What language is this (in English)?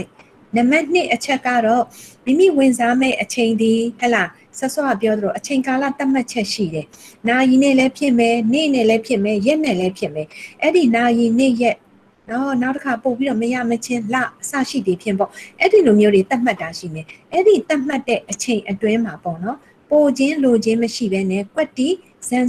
Korean